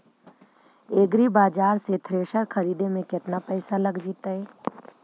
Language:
Magahi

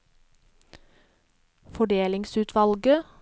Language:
Norwegian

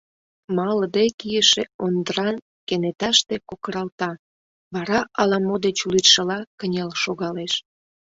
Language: Mari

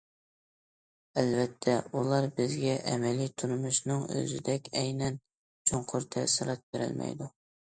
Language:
Uyghur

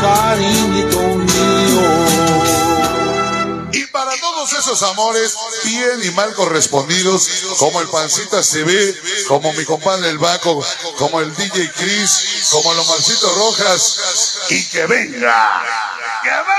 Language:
Spanish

